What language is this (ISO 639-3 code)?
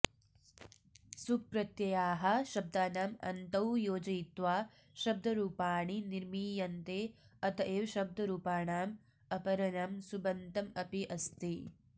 san